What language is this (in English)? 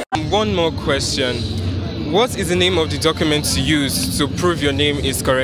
English